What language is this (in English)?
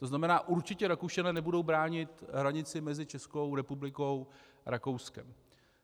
Czech